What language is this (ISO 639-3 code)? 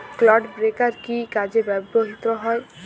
ben